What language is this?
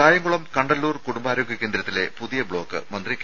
Malayalam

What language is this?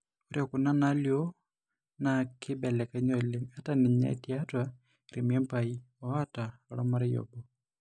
Masai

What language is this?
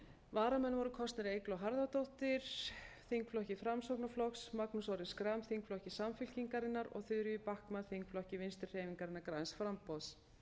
Icelandic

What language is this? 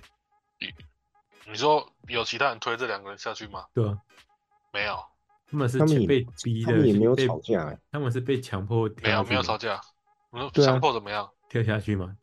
Chinese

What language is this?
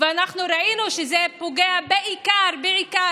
Hebrew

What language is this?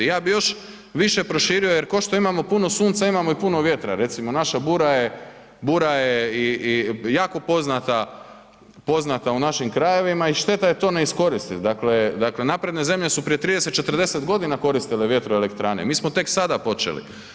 Croatian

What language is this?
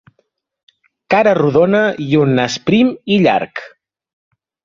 Catalan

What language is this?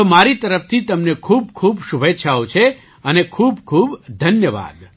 Gujarati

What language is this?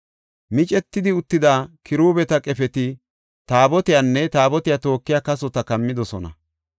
Gofa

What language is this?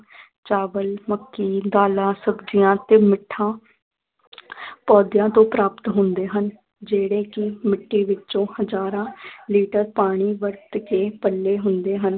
Punjabi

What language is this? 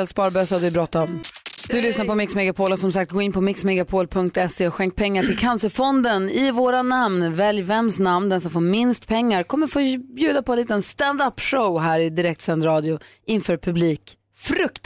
Swedish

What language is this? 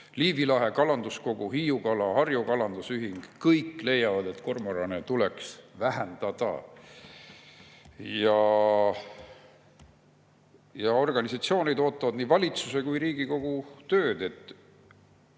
Estonian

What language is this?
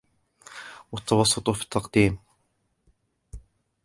Arabic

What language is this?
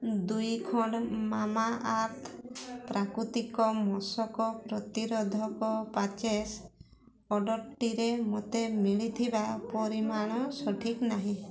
Odia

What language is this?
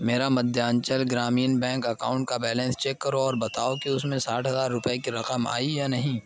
Urdu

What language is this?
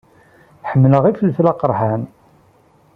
Kabyle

